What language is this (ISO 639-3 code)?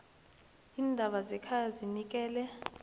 nbl